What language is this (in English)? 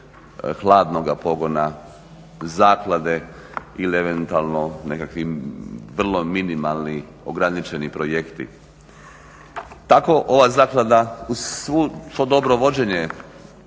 Croatian